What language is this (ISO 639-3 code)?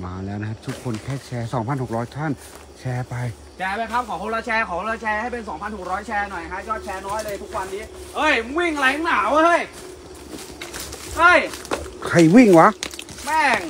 tha